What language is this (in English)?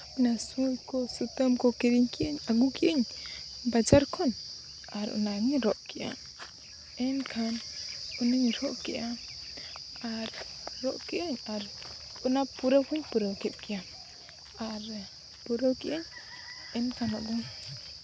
Santali